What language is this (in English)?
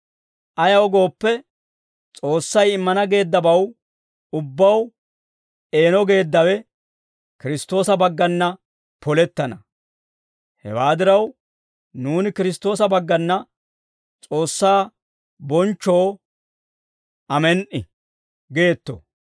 Dawro